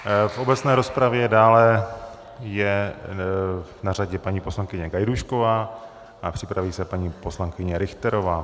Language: Czech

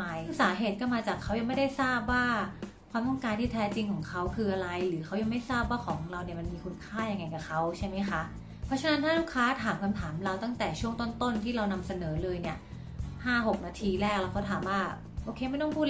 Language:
Thai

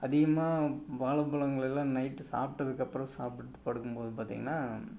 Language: Tamil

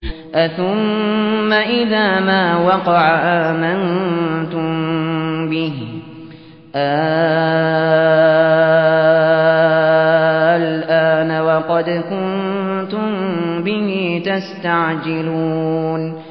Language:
Arabic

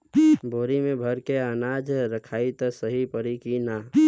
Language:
Bhojpuri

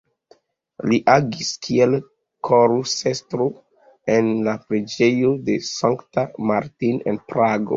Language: Esperanto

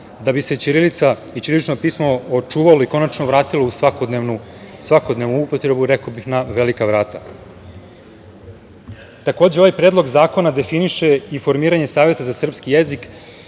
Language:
Serbian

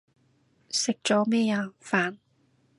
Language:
Cantonese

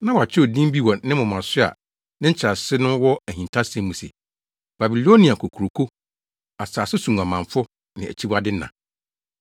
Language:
Akan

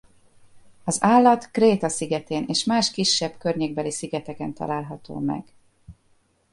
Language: Hungarian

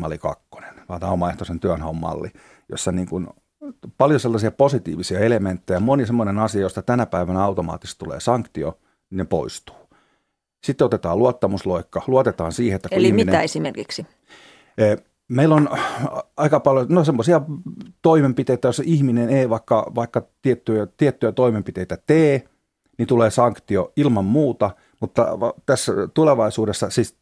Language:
Finnish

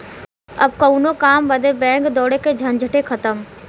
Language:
Bhojpuri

